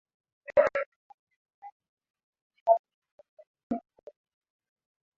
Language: Swahili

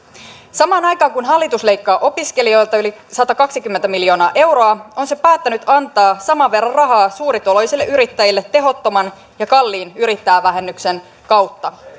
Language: Finnish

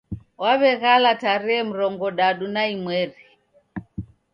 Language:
Taita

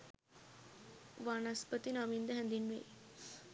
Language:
Sinhala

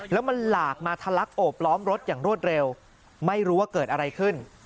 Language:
Thai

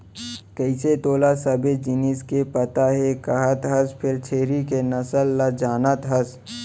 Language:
Chhattisgarhi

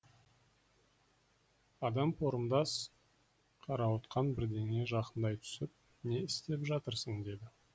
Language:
Kazakh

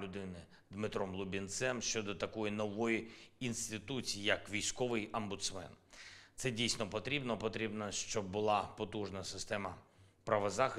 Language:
Ukrainian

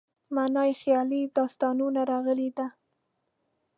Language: Pashto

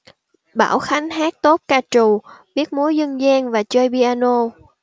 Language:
Vietnamese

